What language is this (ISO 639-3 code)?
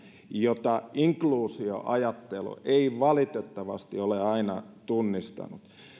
fin